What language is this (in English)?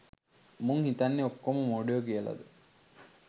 Sinhala